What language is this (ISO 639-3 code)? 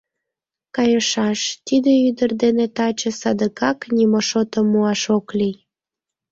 chm